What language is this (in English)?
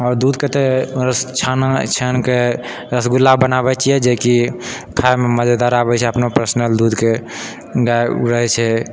Maithili